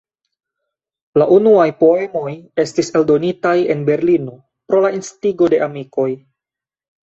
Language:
Esperanto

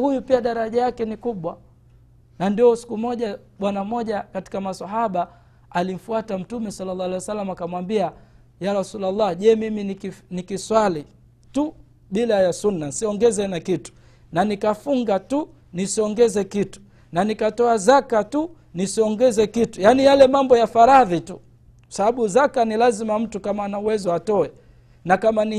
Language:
Swahili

